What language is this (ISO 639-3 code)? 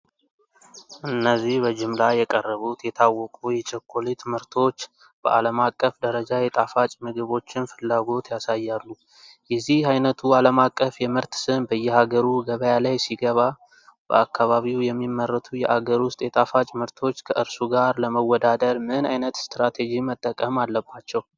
amh